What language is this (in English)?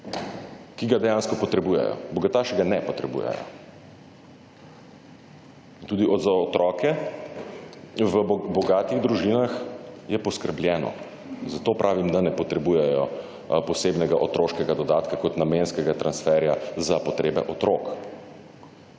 Slovenian